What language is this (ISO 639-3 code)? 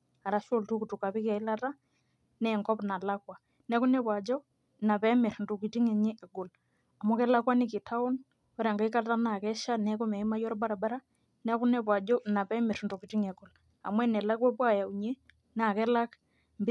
mas